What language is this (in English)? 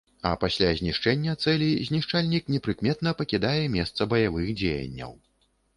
Belarusian